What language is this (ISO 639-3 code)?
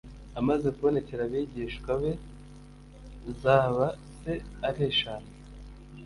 kin